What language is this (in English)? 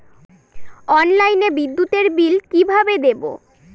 Bangla